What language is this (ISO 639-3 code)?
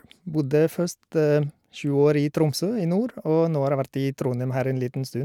nor